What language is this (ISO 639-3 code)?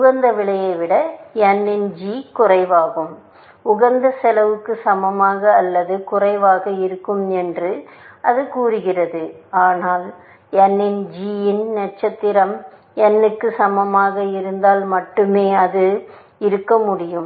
tam